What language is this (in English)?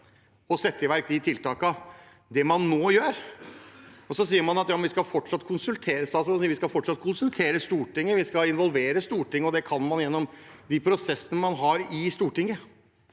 Norwegian